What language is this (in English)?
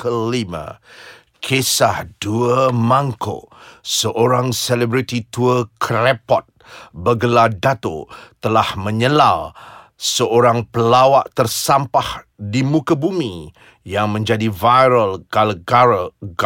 Malay